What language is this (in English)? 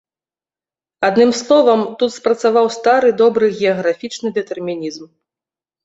Belarusian